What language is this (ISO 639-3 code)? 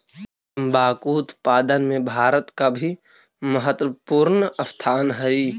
mag